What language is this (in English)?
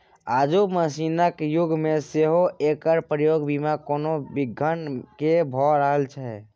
Maithili